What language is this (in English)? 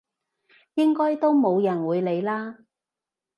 Cantonese